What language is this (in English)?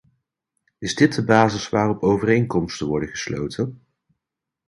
Dutch